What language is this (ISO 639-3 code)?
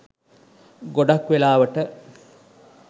sin